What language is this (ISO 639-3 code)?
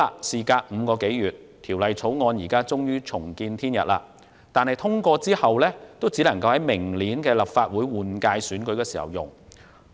yue